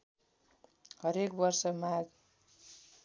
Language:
Nepali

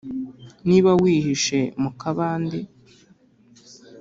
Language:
Kinyarwanda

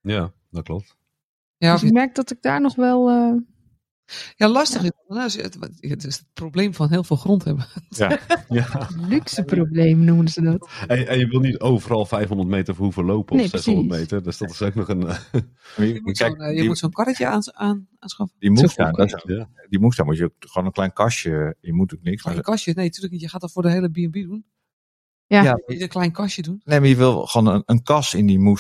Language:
Dutch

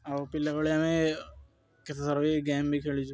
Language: Odia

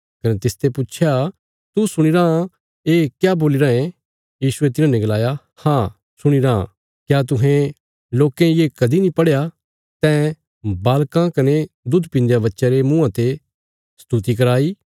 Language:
Bilaspuri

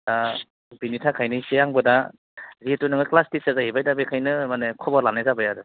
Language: Bodo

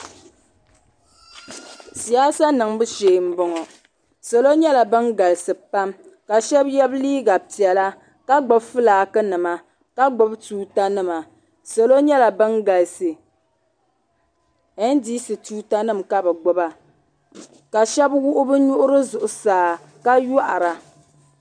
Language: Dagbani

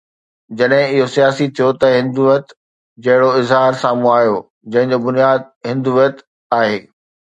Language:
Sindhi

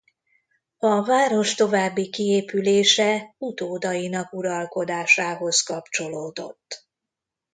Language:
Hungarian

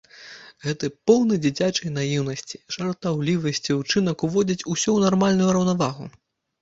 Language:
Belarusian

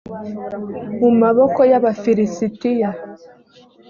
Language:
Kinyarwanda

